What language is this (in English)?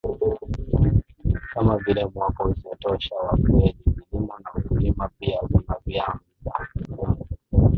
Swahili